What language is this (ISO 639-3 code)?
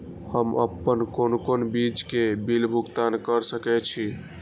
mai